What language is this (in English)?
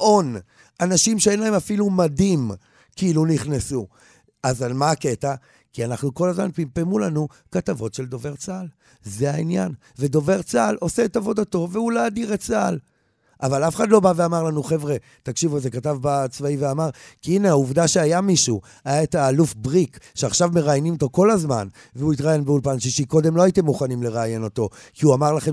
Hebrew